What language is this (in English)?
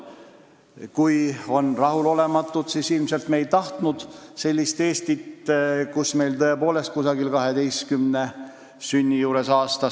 Estonian